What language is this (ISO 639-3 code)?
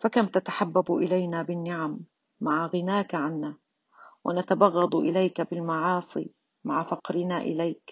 ara